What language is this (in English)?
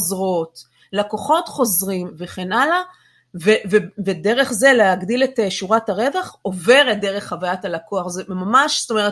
Hebrew